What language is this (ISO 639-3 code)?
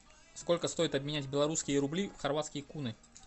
rus